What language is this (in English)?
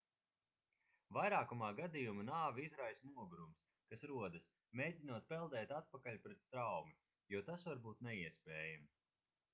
Latvian